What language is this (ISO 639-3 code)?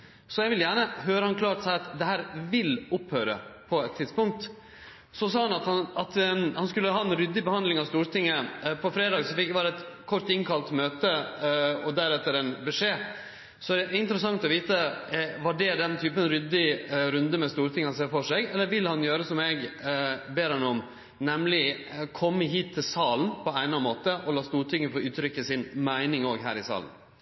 nno